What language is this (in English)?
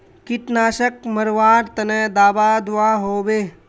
Magahi